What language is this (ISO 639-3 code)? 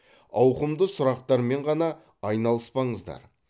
kaz